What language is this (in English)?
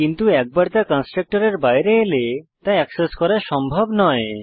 Bangla